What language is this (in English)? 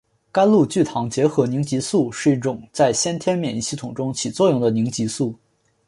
Chinese